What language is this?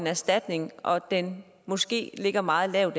Danish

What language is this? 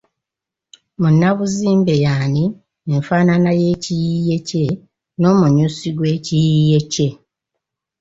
Ganda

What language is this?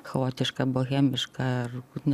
Lithuanian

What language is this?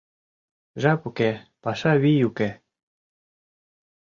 Mari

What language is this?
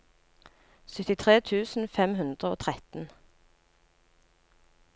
Norwegian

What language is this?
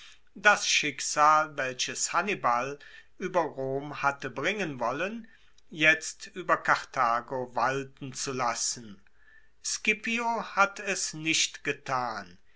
German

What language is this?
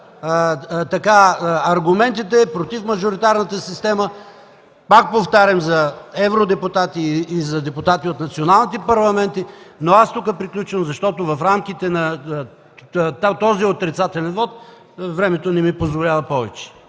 Bulgarian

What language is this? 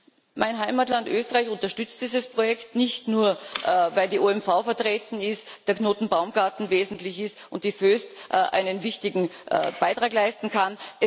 German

